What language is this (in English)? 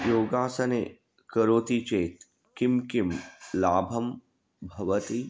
Sanskrit